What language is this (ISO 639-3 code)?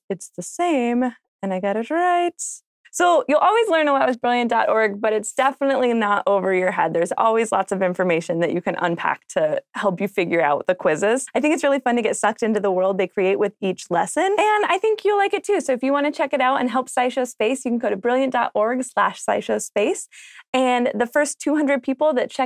eng